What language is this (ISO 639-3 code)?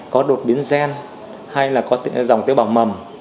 vie